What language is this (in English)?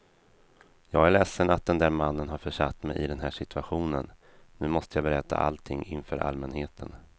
Swedish